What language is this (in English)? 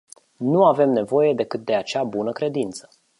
Romanian